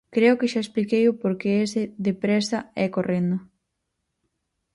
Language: Galician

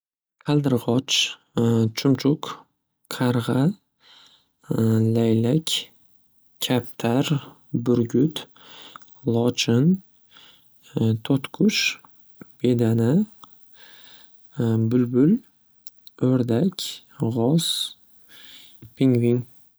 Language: Uzbek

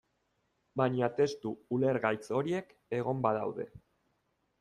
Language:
Basque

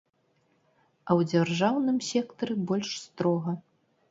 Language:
Belarusian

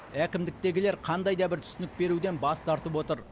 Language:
Kazakh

